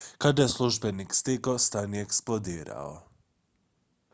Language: Croatian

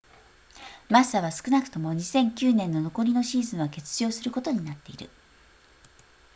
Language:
Japanese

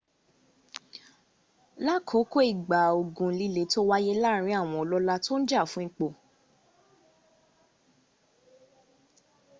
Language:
Yoruba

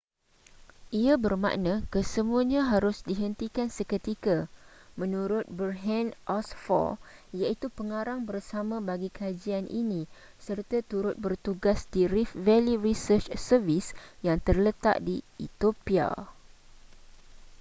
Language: Malay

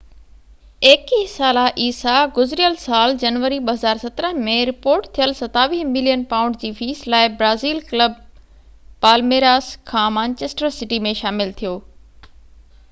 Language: Sindhi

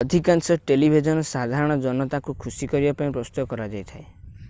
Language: Odia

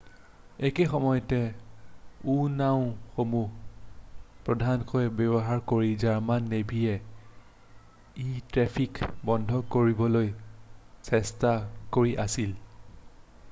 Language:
Assamese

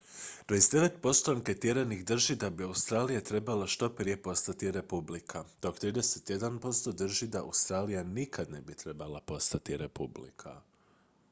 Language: Croatian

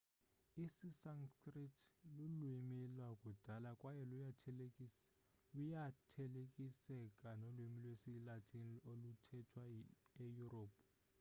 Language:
Xhosa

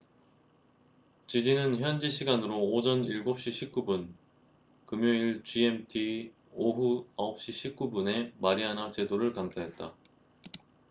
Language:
Korean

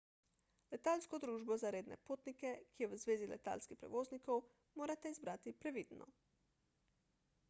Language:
Slovenian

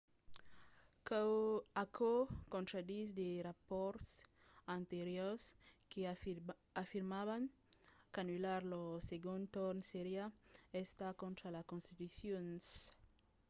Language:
Occitan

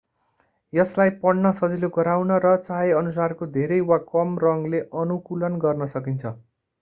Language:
Nepali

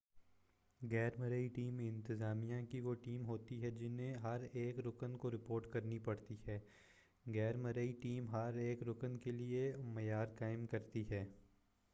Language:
Urdu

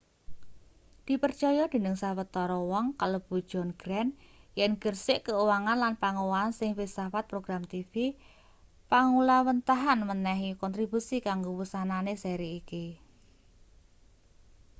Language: Javanese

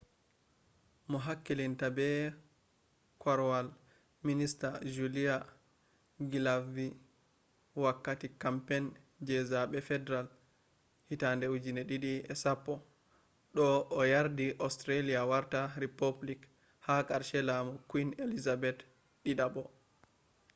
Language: Fula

